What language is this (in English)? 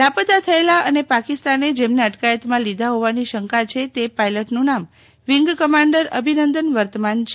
Gujarati